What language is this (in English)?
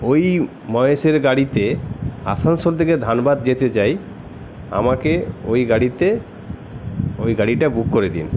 Bangla